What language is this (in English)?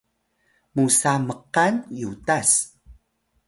Atayal